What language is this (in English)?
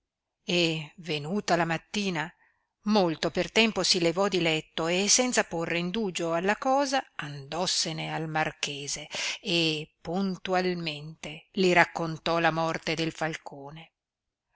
Italian